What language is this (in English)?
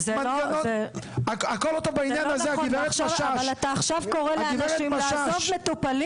Hebrew